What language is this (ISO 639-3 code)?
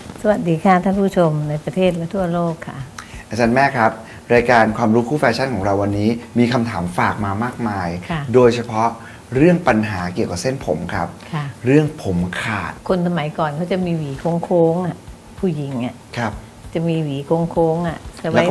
tha